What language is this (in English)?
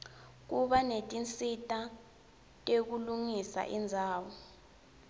Swati